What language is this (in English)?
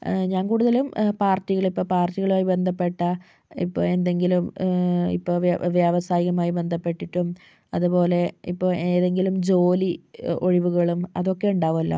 Malayalam